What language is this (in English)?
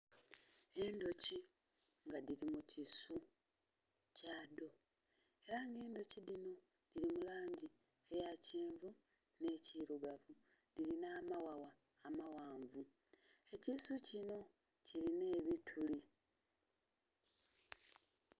Soga